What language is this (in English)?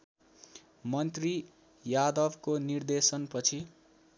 Nepali